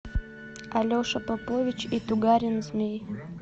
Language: Russian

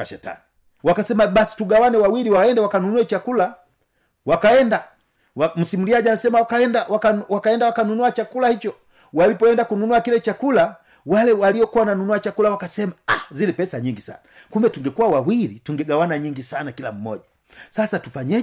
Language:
Swahili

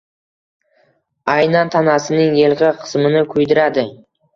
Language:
Uzbek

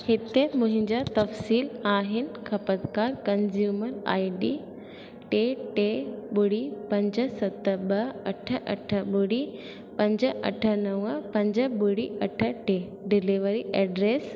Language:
Sindhi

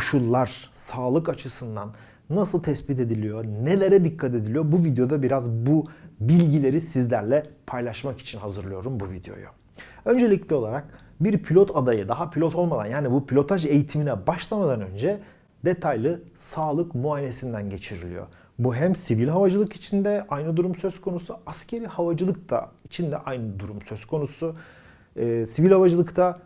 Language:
Turkish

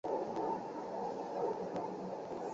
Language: Chinese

